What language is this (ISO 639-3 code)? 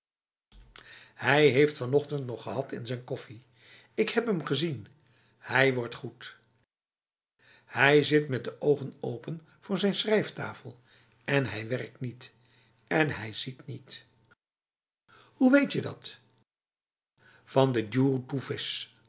nld